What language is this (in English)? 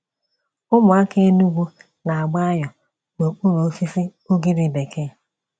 Igbo